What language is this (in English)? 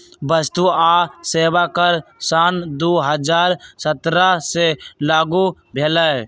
Magahi